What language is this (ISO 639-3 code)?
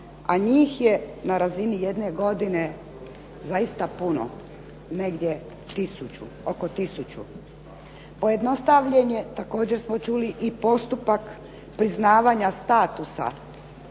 hrv